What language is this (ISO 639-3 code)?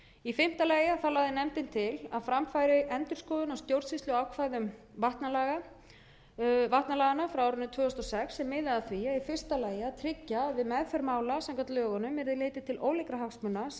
isl